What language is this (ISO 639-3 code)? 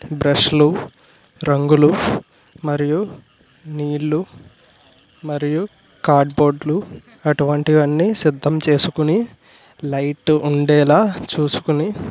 tel